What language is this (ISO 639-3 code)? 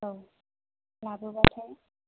brx